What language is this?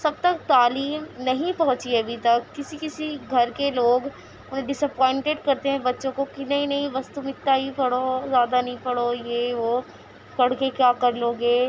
Urdu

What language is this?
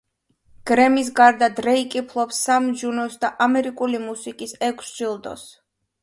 Georgian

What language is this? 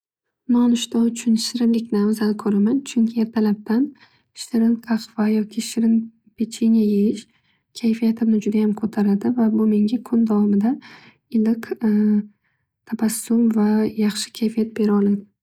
Uzbek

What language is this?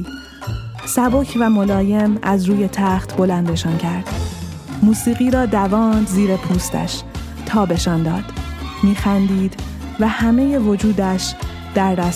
Persian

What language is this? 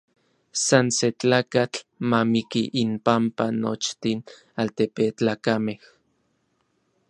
Orizaba Nahuatl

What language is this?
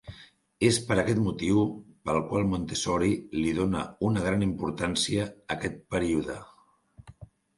Catalan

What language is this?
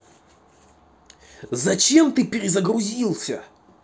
Russian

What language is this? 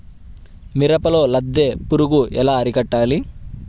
Telugu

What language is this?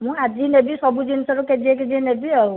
Odia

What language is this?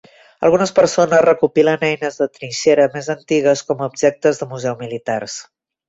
Catalan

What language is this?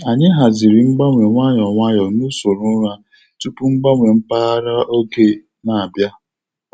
Igbo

